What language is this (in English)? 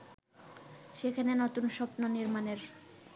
Bangla